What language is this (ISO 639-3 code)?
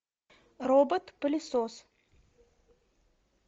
rus